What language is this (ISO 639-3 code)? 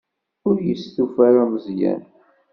kab